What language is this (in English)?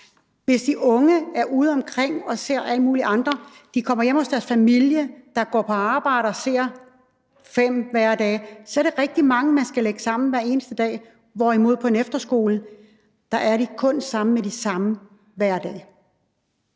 Danish